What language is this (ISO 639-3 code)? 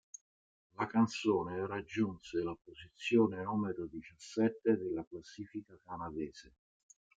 ita